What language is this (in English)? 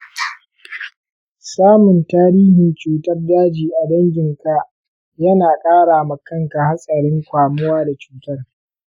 Hausa